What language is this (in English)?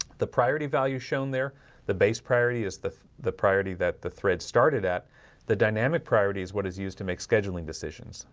English